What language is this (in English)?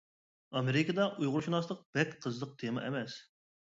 Uyghur